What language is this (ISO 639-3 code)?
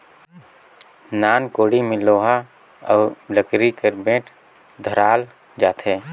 hne